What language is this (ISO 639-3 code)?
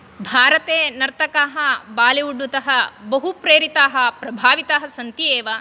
san